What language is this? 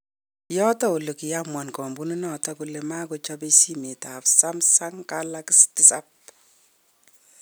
Kalenjin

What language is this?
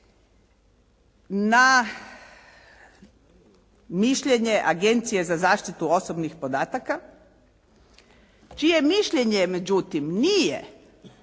Croatian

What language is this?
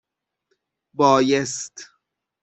Persian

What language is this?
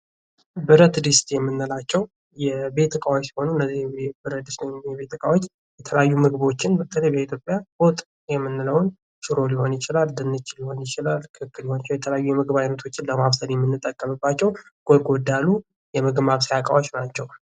Amharic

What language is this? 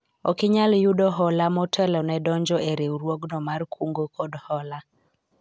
Luo (Kenya and Tanzania)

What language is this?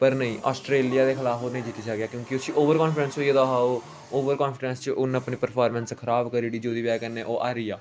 Dogri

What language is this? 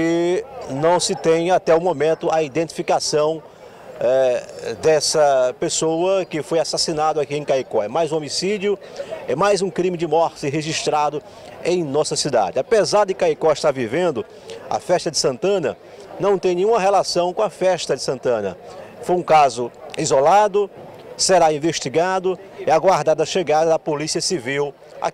Portuguese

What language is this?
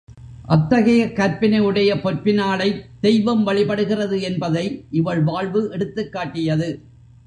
Tamil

